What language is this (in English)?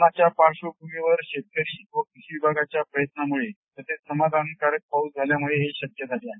Marathi